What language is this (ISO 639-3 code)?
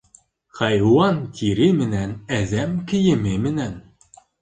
bak